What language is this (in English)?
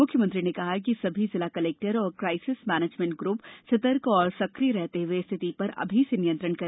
Hindi